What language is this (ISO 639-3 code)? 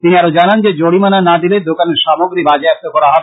ben